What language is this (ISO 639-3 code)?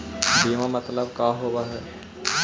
mag